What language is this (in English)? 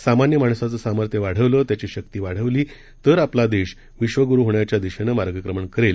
Marathi